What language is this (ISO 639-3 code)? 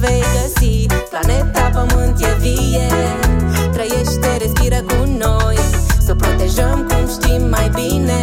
ron